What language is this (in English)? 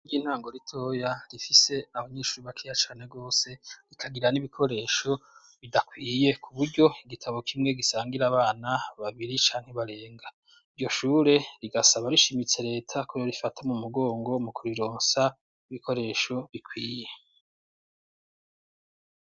Rundi